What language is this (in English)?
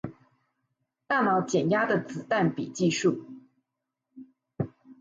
Chinese